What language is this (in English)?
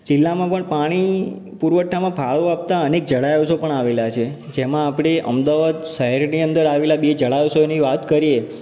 Gujarati